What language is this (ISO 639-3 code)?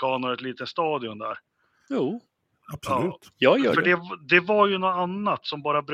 swe